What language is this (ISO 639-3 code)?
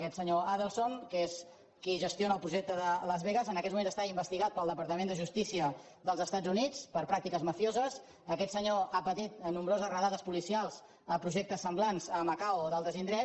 cat